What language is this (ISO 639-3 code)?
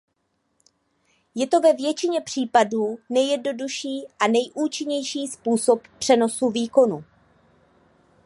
ces